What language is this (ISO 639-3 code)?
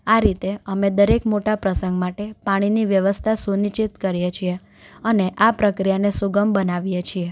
guj